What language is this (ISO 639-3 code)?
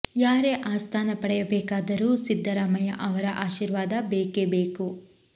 kan